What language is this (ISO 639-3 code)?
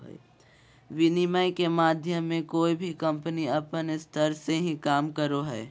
mag